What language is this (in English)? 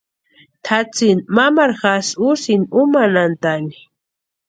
Western Highland Purepecha